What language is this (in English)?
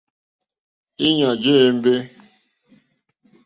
Mokpwe